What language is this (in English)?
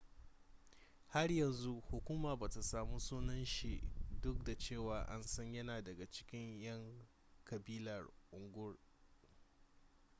Hausa